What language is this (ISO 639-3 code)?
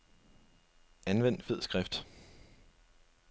dan